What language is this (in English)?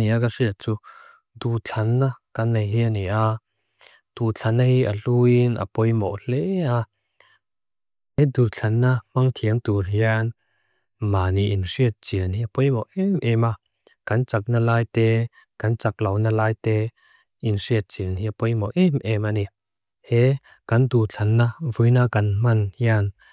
Mizo